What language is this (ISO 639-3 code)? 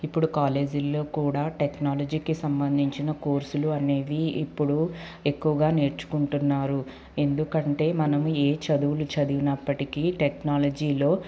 tel